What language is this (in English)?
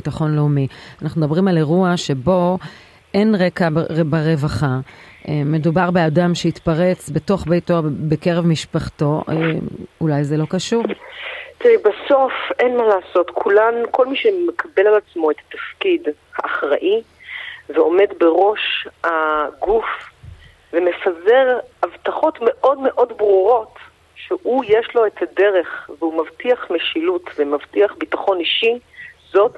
Hebrew